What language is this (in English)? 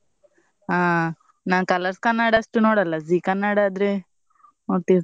Kannada